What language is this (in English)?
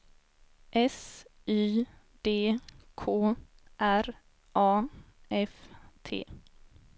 Swedish